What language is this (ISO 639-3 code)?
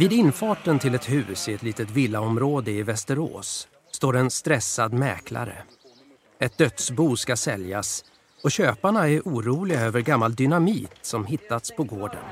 swe